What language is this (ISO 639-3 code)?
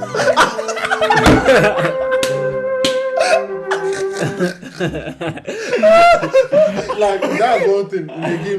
tur